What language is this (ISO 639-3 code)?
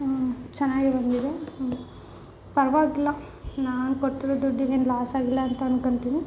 kan